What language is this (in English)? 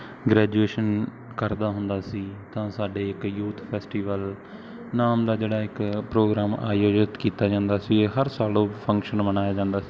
Punjabi